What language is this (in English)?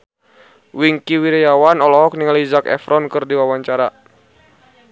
Sundanese